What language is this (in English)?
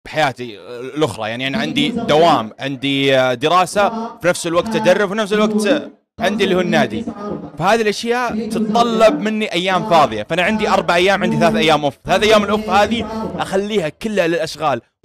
Arabic